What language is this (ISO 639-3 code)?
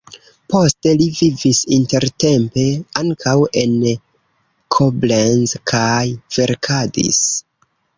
epo